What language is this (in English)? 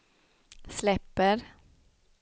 Swedish